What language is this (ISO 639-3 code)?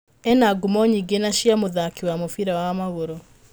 kik